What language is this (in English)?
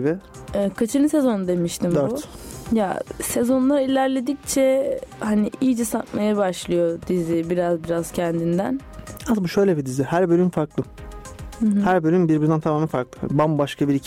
Turkish